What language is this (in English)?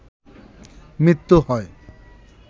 Bangla